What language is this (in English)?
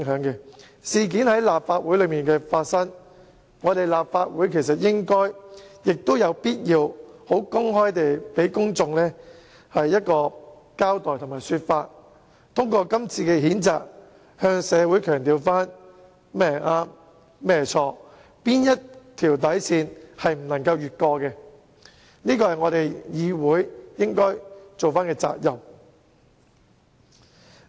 Cantonese